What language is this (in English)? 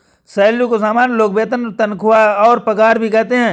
Hindi